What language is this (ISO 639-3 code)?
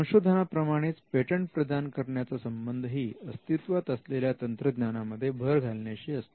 mar